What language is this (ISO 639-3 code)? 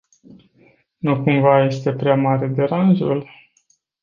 ron